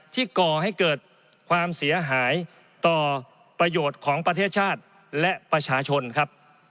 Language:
Thai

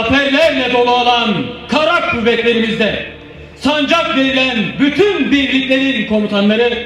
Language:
Turkish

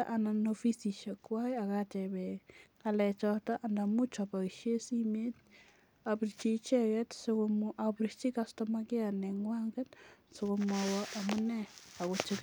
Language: Kalenjin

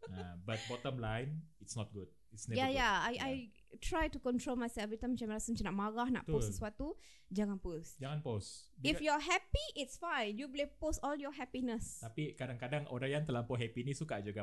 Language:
Malay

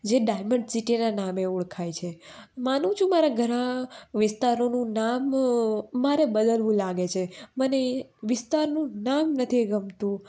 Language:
Gujarati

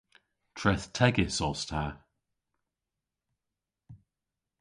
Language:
Cornish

